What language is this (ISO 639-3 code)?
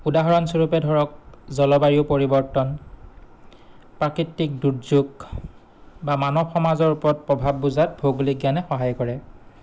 asm